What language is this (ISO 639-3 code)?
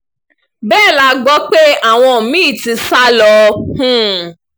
yor